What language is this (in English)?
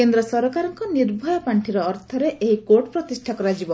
Odia